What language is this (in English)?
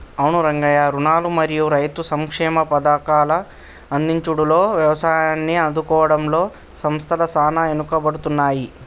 Telugu